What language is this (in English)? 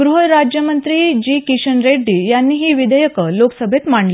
Marathi